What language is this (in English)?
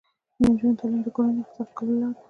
Pashto